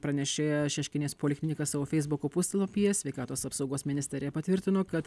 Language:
Lithuanian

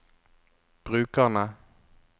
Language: Norwegian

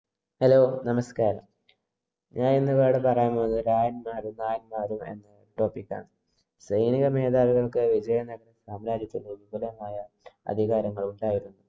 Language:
Malayalam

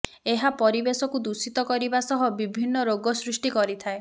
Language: Odia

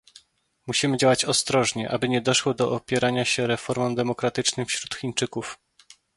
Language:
Polish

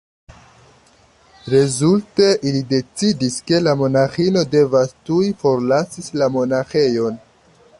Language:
Esperanto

